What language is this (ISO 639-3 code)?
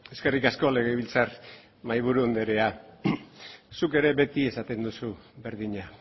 eus